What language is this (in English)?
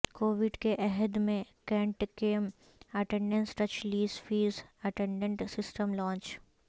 Urdu